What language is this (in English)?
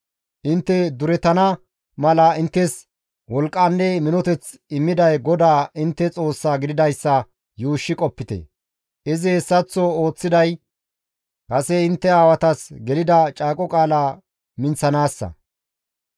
Gamo